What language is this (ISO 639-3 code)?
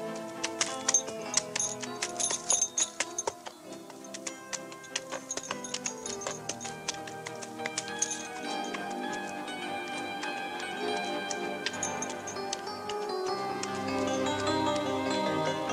pol